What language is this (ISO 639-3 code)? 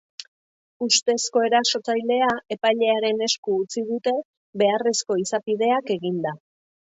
eus